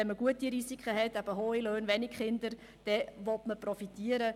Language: Swiss German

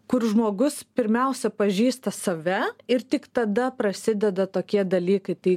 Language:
Lithuanian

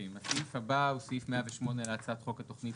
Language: Hebrew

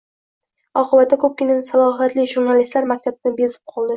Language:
Uzbek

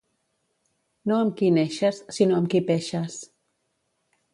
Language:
Catalan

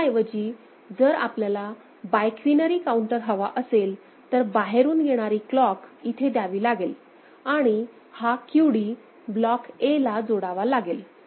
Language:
Marathi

